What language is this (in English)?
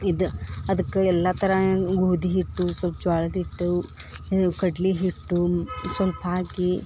Kannada